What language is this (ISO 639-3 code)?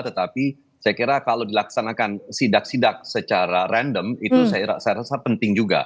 ind